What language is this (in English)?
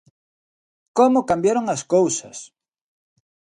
Galician